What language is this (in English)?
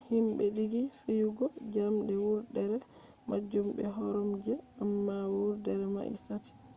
Fula